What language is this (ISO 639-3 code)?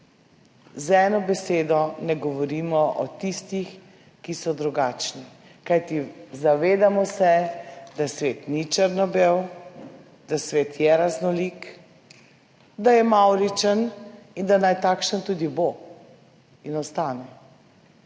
slv